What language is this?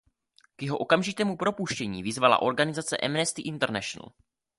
Czech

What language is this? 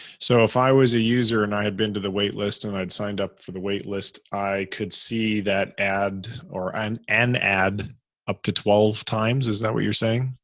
English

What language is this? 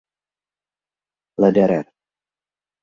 Czech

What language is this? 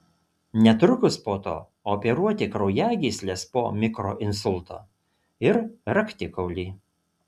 Lithuanian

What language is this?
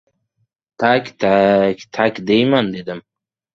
Uzbek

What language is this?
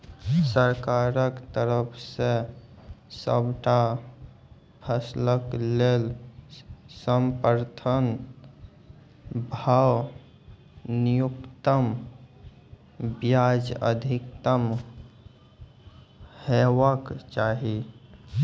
Maithili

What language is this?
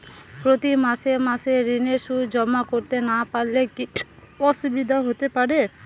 Bangla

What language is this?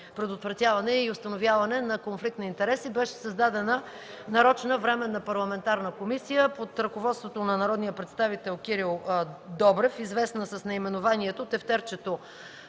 Bulgarian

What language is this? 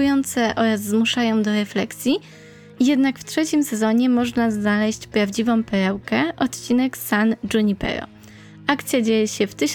Polish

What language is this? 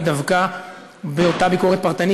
Hebrew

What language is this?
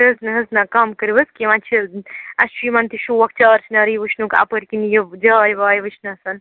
Kashmiri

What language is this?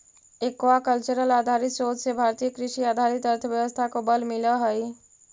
Magahi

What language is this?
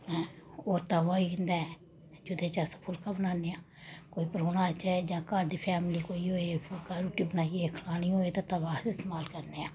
Dogri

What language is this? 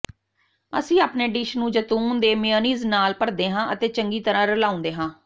Punjabi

